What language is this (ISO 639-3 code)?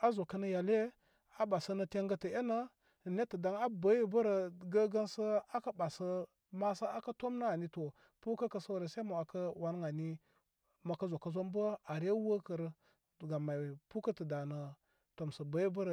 kmy